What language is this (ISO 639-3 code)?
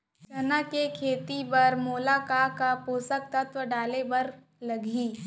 hne